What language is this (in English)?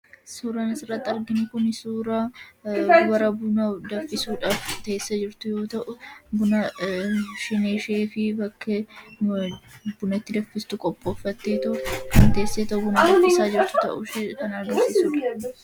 Oromo